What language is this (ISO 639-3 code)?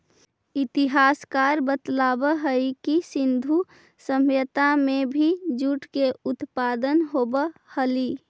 mag